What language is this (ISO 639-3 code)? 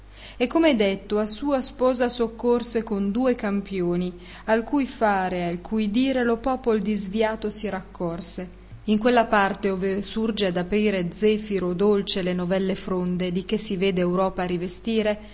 ita